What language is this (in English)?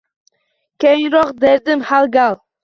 Uzbek